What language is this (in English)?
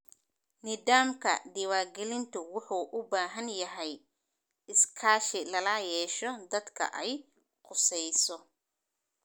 Somali